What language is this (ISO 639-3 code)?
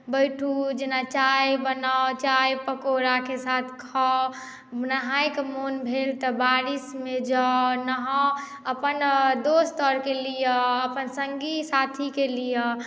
mai